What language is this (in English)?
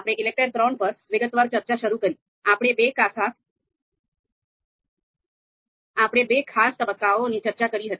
Gujarati